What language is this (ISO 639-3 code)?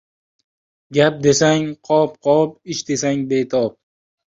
uzb